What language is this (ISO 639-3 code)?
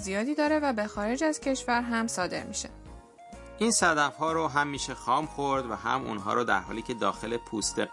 fas